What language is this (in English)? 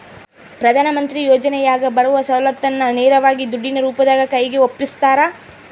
Kannada